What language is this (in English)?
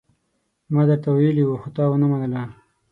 Pashto